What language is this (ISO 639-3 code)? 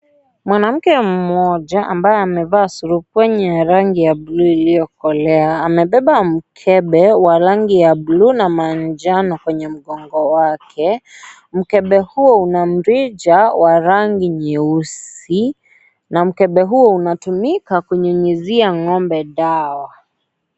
swa